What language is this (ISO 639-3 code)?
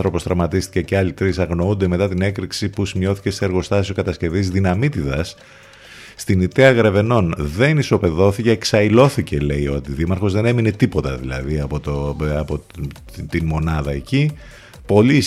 ell